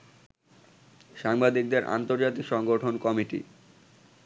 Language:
Bangla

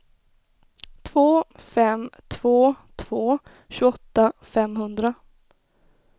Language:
Swedish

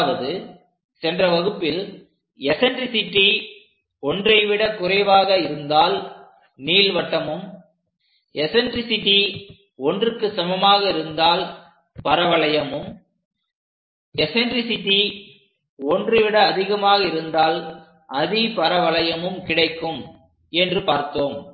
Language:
Tamil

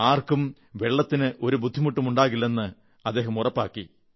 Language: Malayalam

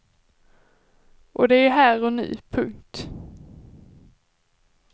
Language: Swedish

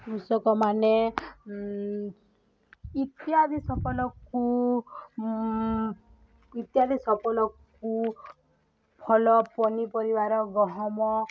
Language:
Odia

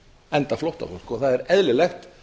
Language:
Icelandic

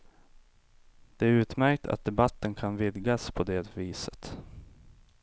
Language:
Swedish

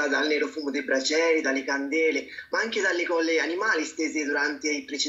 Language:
Italian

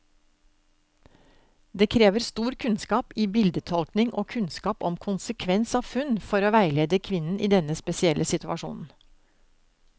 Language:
Norwegian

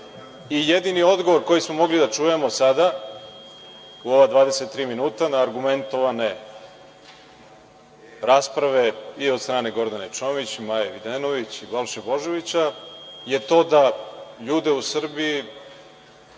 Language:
Serbian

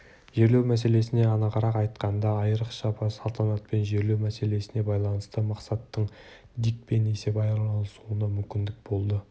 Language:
Kazakh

